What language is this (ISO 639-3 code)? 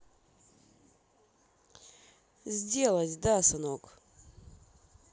rus